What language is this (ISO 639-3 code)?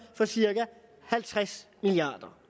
dan